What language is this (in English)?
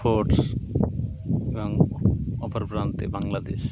Bangla